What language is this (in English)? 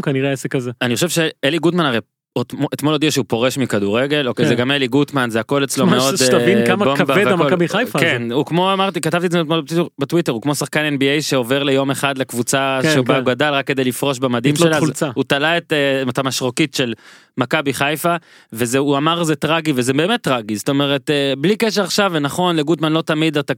Hebrew